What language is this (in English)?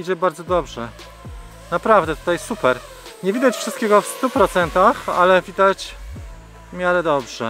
Polish